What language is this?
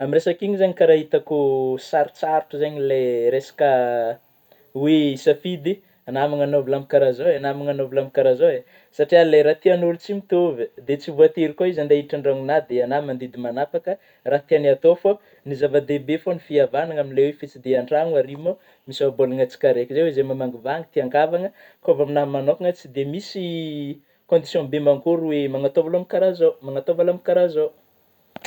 Northern Betsimisaraka Malagasy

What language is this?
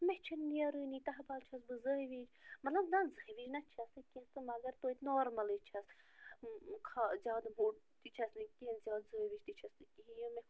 Kashmiri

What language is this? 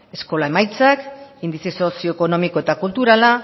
Basque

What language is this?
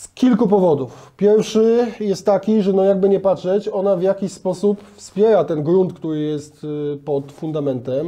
Polish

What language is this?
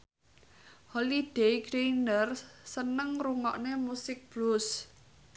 Javanese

